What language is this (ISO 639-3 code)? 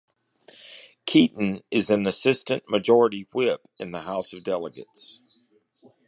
eng